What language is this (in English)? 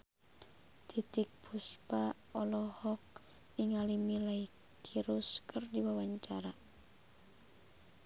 Sundanese